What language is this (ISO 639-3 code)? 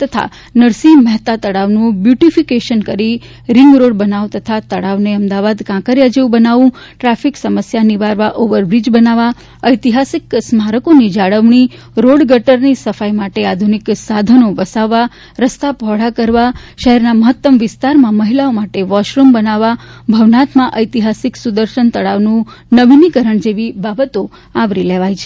guj